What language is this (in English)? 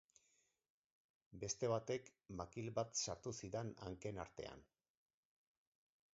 Basque